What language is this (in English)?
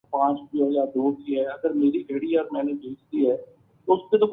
Urdu